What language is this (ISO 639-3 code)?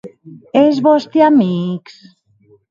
oci